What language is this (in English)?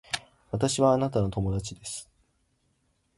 Japanese